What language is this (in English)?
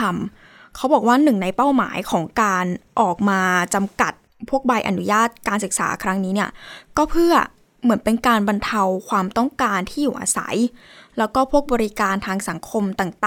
Thai